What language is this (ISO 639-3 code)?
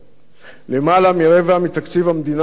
heb